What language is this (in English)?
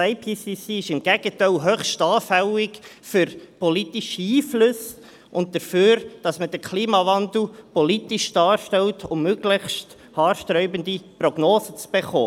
Swiss German